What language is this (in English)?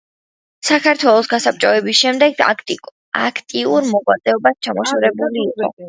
Georgian